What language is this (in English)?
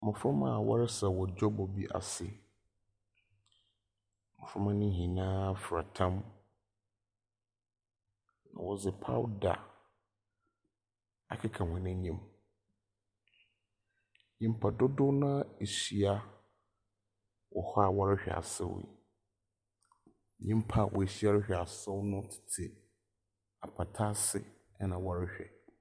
Akan